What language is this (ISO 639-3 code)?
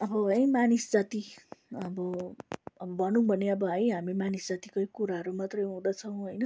nep